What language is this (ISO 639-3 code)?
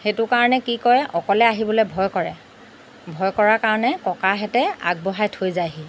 asm